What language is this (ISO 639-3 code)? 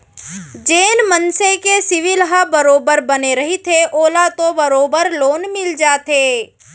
hne